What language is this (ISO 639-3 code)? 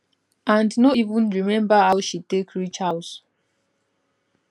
pcm